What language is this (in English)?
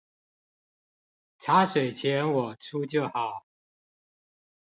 Chinese